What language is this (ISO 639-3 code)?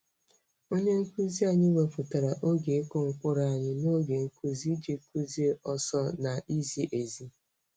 ibo